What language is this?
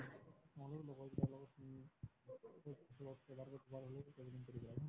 Assamese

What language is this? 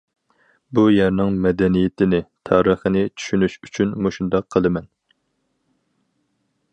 Uyghur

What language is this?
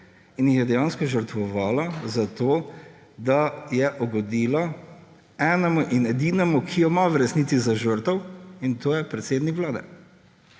Slovenian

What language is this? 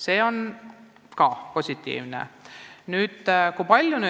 Estonian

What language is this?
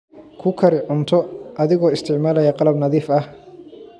Somali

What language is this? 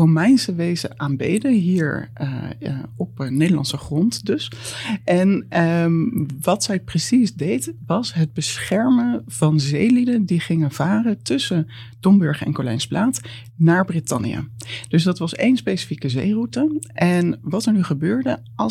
Dutch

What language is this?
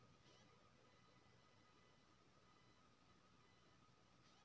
Maithili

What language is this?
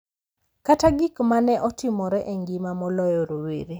Luo (Kenya and Tanzania)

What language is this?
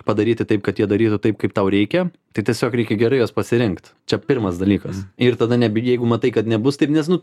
Lithuanian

